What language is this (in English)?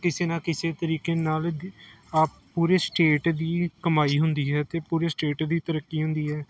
Punjabi